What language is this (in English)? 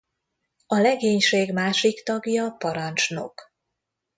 Hungarian